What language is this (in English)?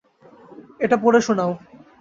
Bangla